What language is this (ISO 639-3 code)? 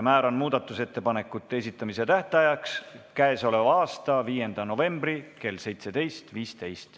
est